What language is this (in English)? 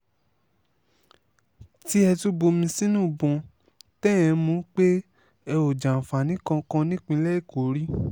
Yoruba